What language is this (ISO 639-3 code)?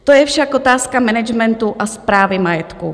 ces